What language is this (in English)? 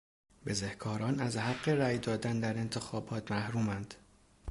Persian